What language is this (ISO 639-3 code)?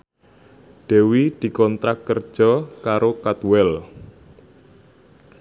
jav